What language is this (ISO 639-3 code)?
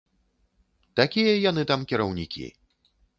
bel